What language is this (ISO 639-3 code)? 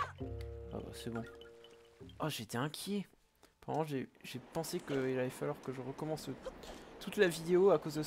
fra